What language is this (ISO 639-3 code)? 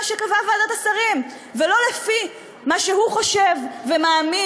heb